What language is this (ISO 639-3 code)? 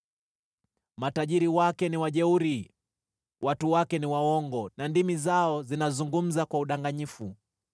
swa